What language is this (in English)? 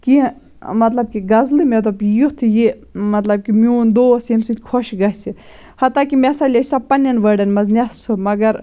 Kashmiri